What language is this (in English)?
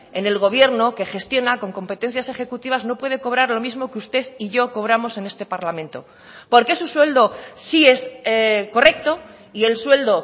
Spanish